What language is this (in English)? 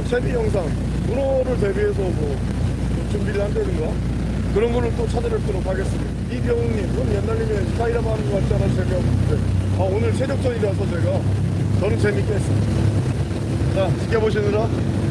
Korean